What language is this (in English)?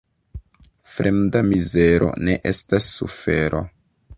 Esperanto